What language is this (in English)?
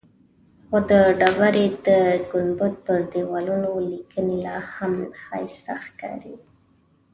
Pashto